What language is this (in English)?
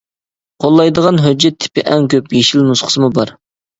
Uyghur